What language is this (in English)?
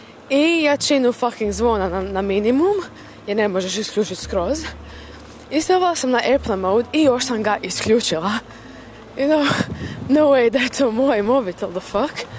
Croatian